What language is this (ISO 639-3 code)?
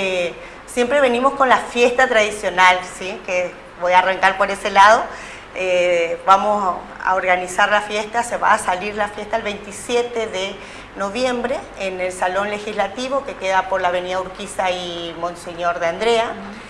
spa